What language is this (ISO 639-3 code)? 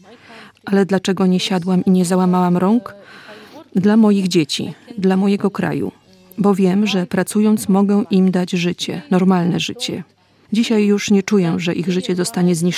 pol